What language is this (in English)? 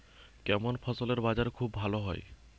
Bangla